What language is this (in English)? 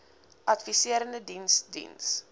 Afrikaans